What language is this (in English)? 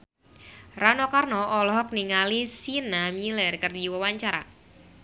Sundanese